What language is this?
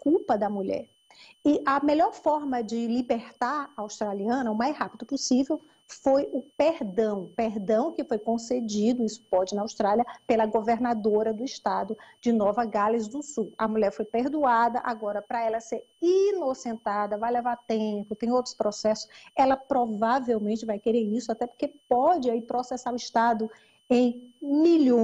Portuguese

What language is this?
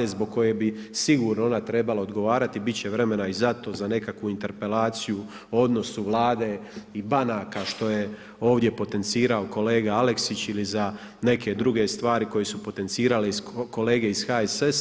Croatian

